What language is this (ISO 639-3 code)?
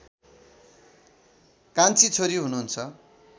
nep